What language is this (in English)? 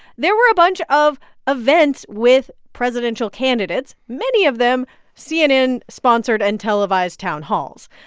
English